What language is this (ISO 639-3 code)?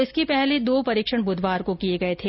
hin